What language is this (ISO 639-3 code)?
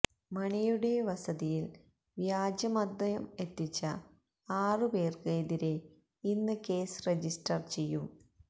mal